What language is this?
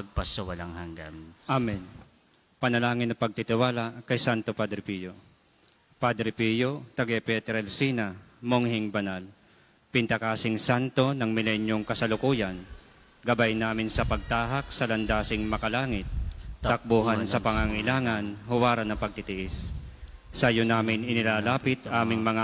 Filipino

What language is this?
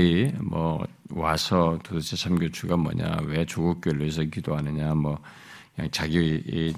Korean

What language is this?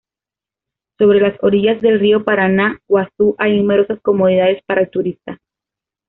Spanish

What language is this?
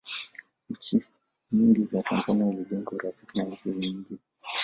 Swahili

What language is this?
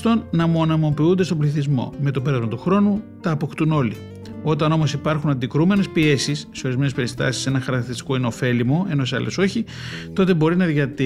Greek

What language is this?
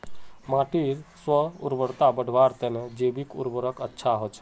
Magahi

